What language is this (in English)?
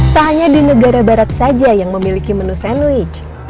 Indonesian